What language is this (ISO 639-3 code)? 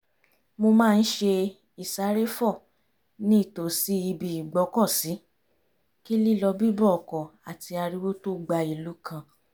yor